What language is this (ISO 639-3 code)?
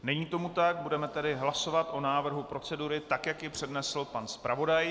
ces